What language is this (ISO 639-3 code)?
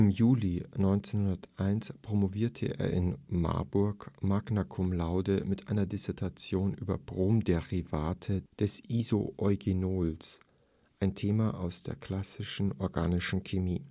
deu